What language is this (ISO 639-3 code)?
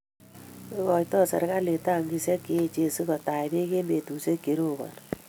kln